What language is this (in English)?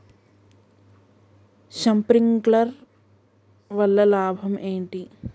Telugu